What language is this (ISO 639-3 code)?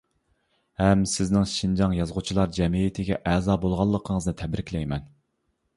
uig